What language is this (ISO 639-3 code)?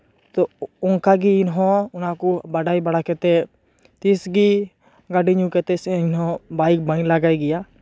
sat